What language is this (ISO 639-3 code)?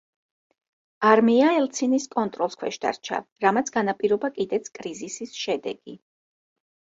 kat